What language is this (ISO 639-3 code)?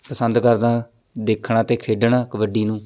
pan